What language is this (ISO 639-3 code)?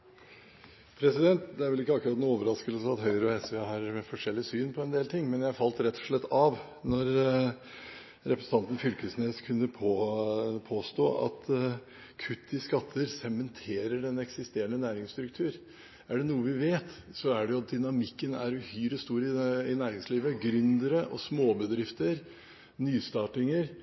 nob